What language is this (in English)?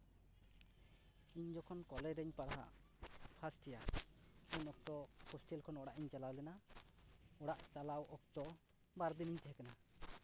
Santali